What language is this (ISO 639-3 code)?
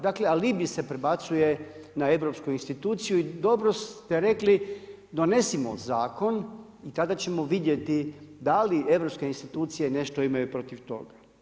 hrv